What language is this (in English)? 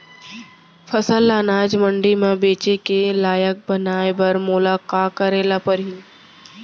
Chhattisgarhi